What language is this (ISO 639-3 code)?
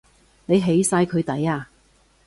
yue